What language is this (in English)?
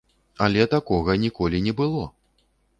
Belarusian